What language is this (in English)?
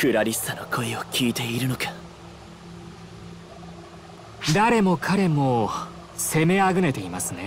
Japanese